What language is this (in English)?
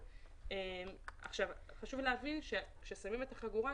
Hebrew